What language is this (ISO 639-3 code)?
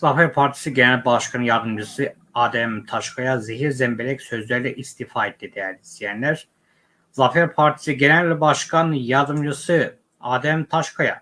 tur